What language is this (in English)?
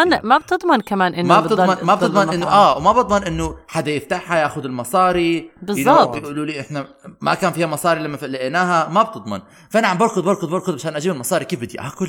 Arabic